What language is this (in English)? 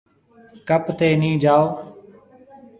Marwari (Pakistan)